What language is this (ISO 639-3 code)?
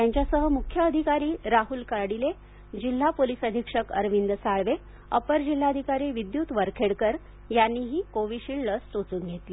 mar